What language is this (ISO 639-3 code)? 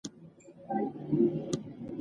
pus